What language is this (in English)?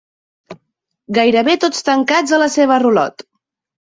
Catalan